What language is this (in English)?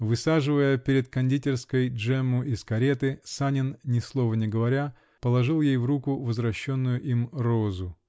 Russian